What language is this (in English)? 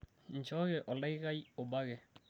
Masai